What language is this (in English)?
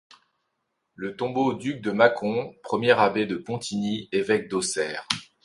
French